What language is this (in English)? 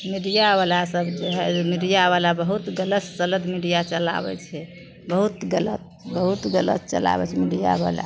Maithili